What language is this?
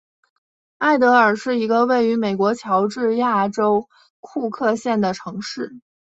Chinese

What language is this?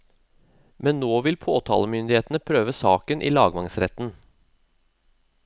Norwegian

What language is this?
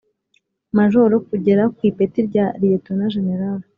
Kinyarwanda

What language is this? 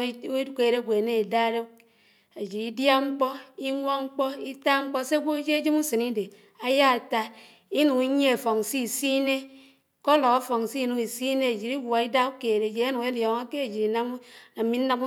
Anaang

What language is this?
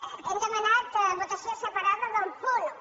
Catalan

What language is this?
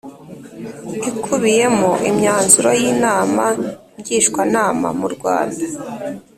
Kinyarwanda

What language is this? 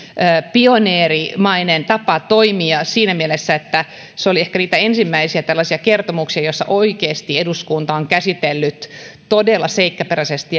Finnish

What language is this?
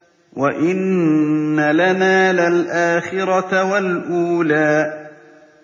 Arabic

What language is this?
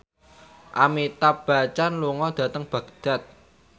Javanese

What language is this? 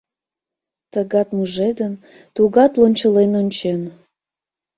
Mari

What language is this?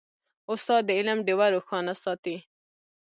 Pashto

